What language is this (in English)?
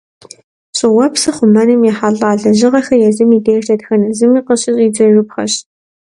Kabardian